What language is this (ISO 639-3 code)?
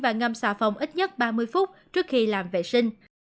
vie